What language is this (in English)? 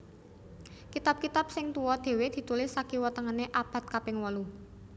Javanese